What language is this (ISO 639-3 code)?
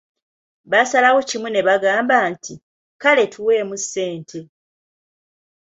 lug